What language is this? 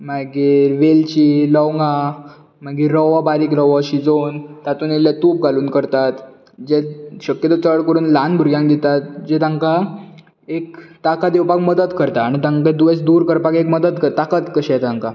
Konkani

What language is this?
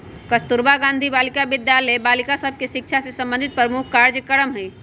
Magahi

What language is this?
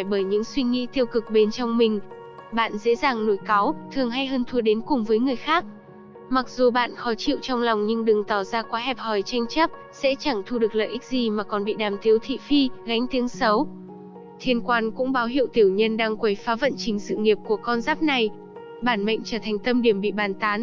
Vietnamese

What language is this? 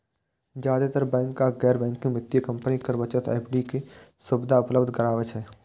Maithili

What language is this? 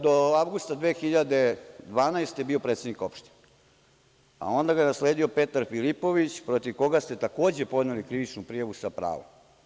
Serbian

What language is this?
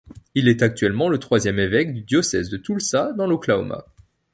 French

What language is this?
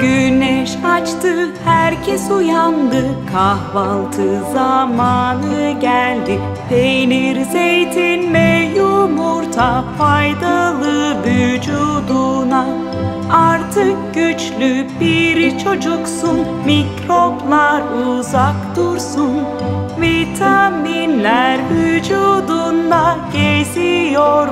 Turkish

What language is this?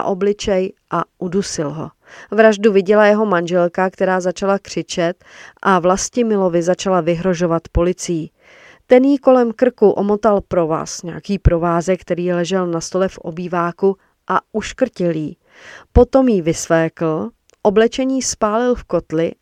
Czech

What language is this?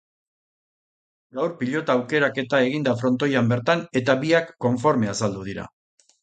Basque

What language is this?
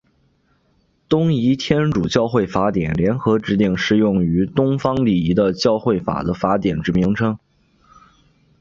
Chinese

